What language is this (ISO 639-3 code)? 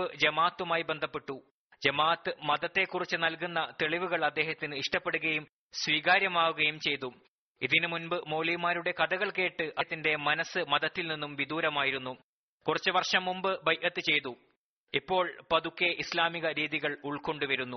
mal